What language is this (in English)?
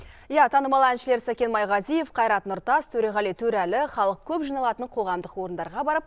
Kazakh